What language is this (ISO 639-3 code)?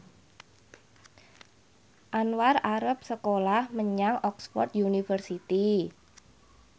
jav